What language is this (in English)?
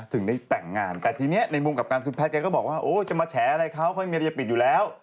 Thai